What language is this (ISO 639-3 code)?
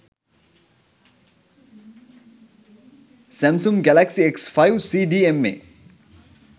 sin